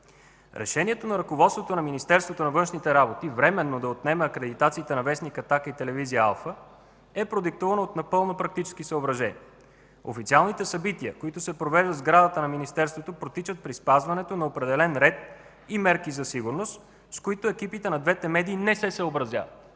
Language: Bulgarian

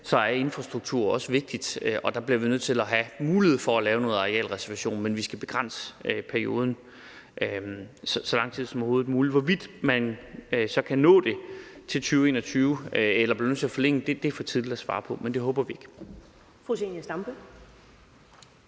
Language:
Danish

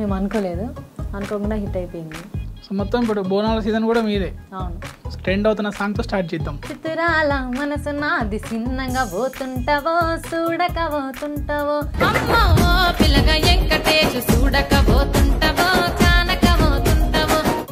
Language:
Telugu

